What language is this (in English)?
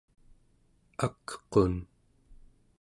Central Yupik